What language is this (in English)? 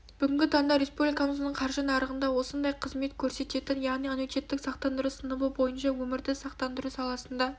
Kazakh